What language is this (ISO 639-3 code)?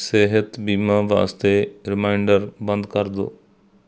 pan